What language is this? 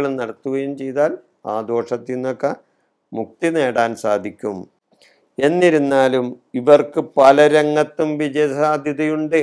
Malayalam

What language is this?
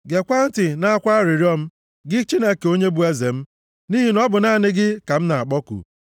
Igbo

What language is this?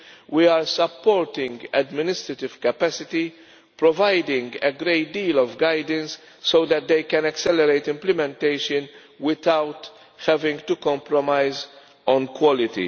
English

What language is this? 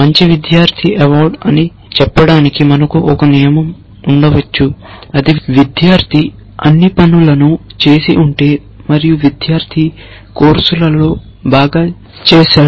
Telugu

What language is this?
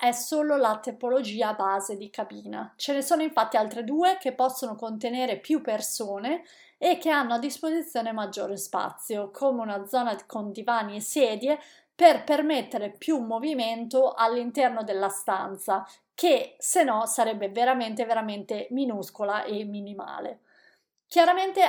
Italian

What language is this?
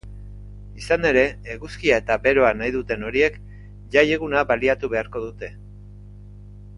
Basque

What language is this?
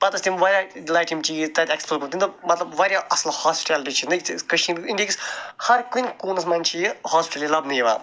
Kashmiri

